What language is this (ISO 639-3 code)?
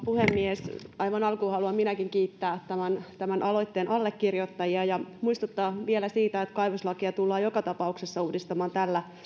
fin